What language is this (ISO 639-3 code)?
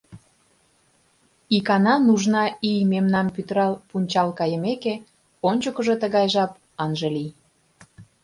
chm